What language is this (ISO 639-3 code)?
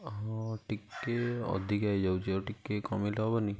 ori